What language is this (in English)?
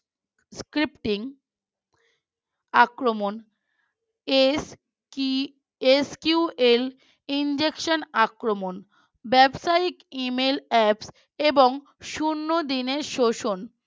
Bangla